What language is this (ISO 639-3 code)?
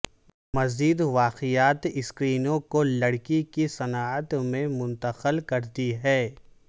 urd